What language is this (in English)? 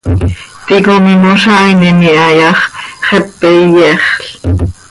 Seri